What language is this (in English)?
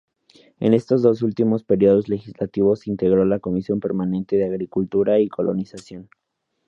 Spanish